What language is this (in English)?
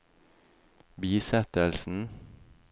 Norwegian